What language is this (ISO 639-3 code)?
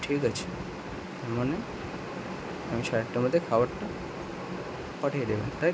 ben